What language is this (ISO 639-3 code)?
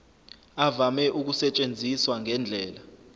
zul